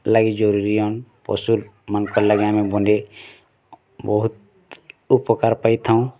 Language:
Odia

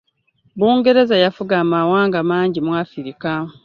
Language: Ganda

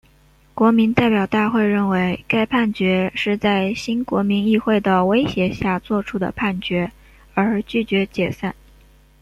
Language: Chinese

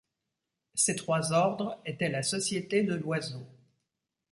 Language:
French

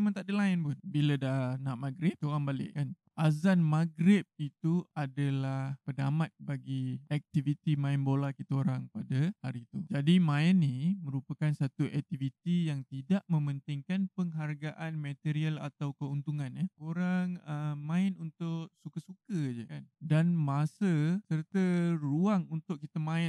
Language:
Malay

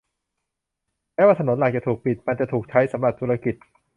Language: Thai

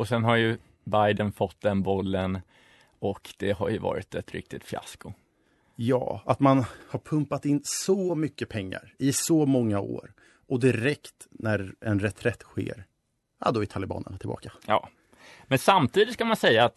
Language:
Swedish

